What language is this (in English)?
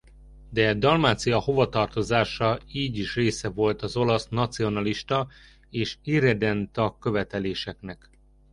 Hungarian